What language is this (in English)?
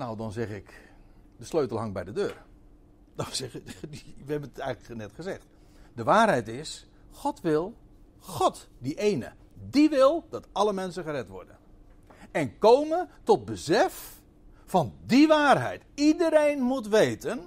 Dutch